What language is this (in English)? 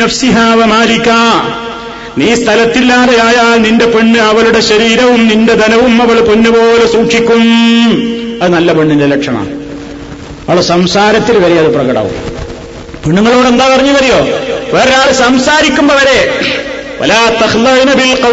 Malayalam